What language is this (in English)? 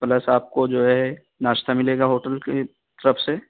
Urdu